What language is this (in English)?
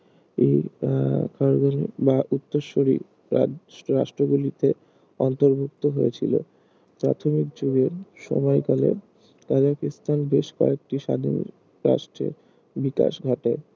Bangla